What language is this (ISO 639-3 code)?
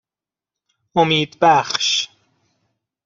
fas